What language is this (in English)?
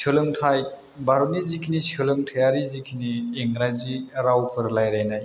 Bodo